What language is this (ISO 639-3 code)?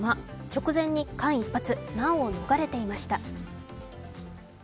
jpn